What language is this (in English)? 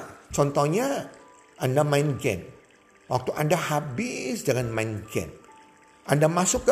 Indonesian